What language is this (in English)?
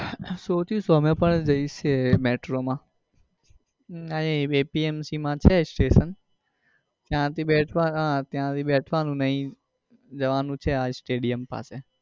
Gujarati